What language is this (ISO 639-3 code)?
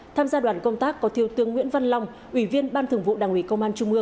vie